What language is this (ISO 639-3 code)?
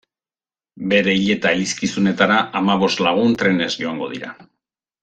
eus